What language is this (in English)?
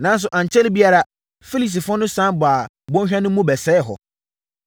Akan